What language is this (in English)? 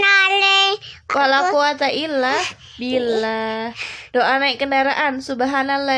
Indonesian